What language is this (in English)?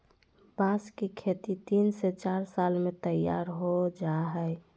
Magahi